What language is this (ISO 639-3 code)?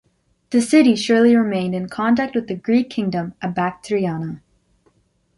eng